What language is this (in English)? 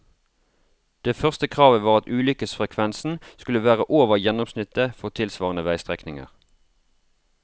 Norwegian